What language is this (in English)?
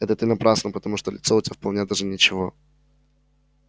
Russian